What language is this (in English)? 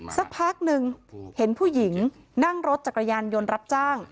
Thai